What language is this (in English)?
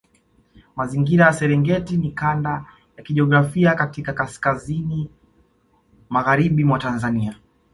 Swahili